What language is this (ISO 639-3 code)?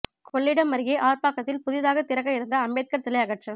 tam